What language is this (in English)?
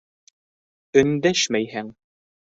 Bashkir